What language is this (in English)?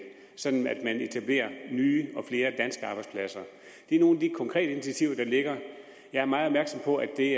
Danish